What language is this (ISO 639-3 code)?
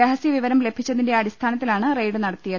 mal